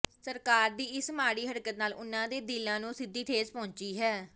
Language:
Punjabi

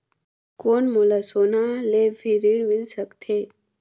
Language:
Chhattisgarhi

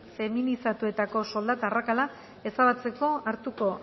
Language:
Basque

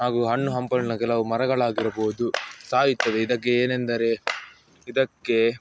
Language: Kannada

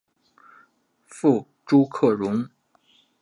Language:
Chinese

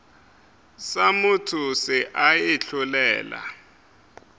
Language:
Northern Sotho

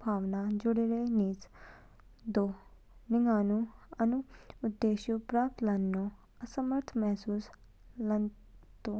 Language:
Kinnauri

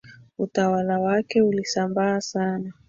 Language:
Swahili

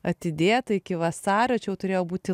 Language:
Lithuanian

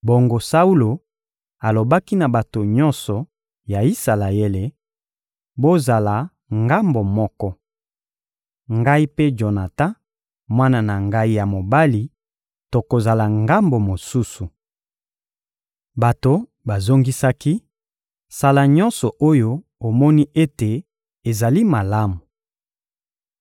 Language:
Lingala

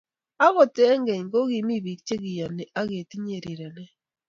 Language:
Kalenjin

